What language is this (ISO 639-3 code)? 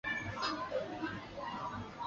zho